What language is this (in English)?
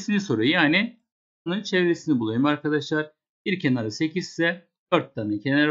Turkish